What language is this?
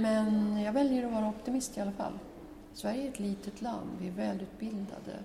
Swedish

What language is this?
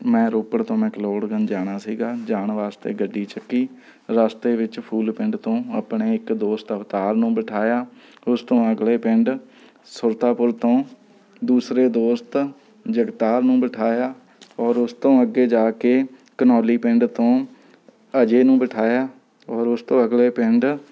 Punjabi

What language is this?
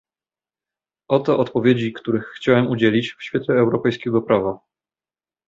Polish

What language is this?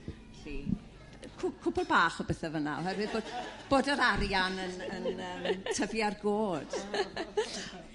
Welsh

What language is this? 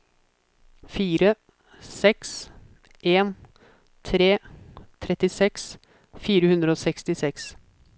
Norwegian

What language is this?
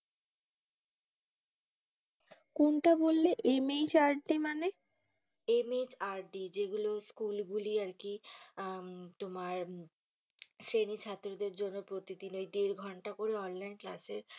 Bangla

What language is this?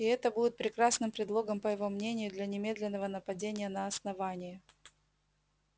Russian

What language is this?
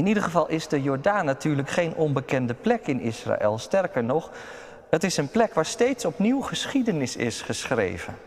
Dutch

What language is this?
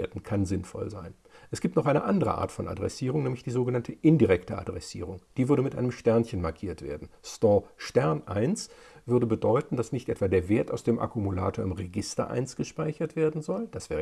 German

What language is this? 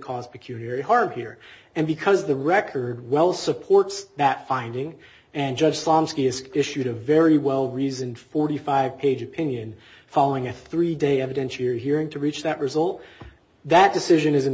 English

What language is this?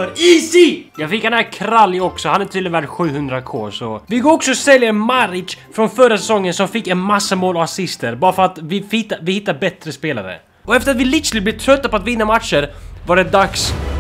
Swedish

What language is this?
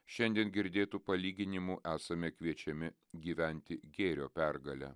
Lithuanian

